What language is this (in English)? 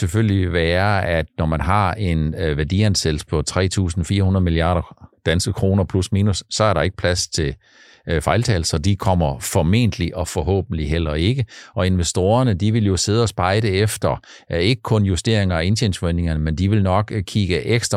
Danish